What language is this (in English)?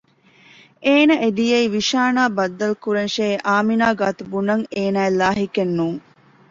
Divehi